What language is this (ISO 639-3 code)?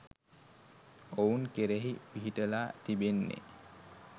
sin